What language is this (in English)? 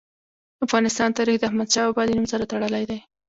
Pashto